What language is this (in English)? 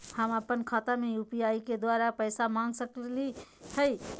Magahi